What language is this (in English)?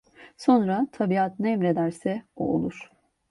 Turkish